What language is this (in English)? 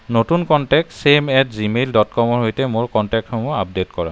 Assamese